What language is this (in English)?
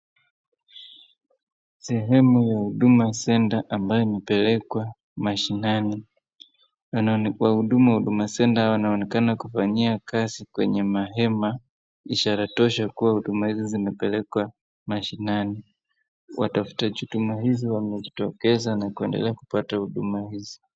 Swahili